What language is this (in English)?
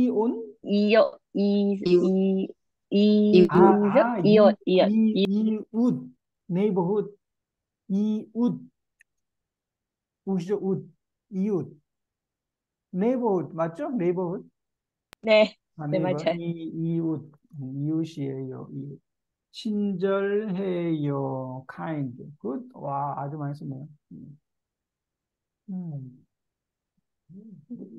Korean